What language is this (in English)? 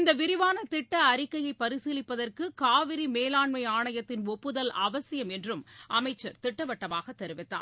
Tamil